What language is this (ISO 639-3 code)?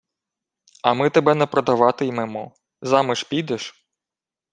ukr